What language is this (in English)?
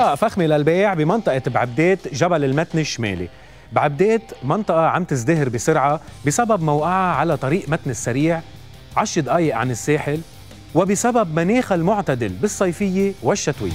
Arabic